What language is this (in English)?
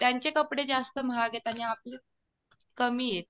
Marathi